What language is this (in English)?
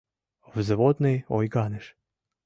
Mari